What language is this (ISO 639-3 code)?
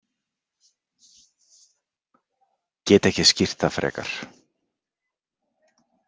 isl